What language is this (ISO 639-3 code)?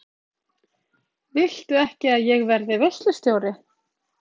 isl